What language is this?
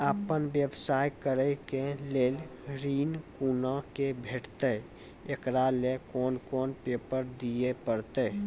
Maithili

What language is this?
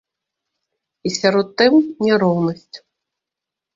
Belarusian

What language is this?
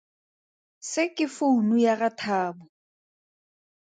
Tswana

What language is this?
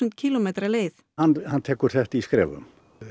Icelandic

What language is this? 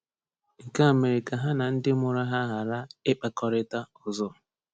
Igbo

